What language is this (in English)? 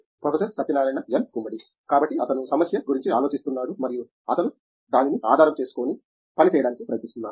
Telugu